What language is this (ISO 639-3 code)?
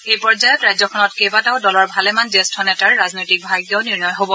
asm